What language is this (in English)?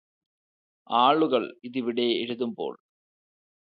Malayalam